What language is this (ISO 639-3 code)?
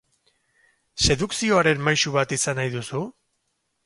eus